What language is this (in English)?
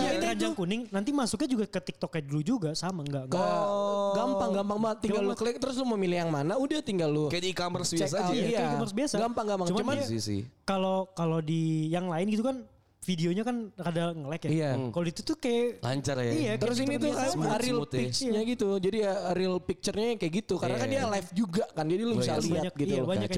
Indonesian